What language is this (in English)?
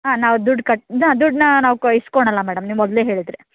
Kannada